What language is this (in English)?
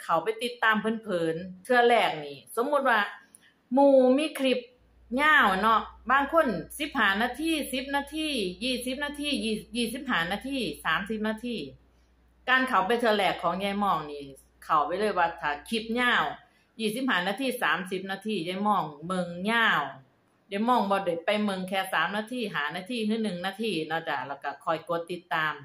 Thai